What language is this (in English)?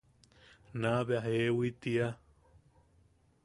Yaqui